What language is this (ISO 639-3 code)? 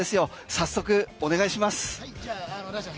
jpn